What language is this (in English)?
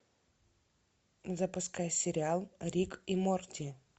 Russian